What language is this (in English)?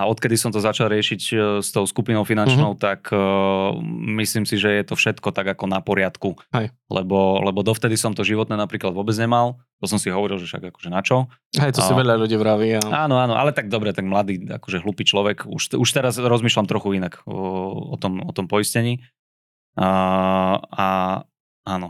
Slovak